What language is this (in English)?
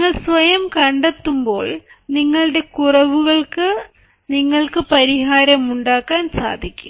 Malayalam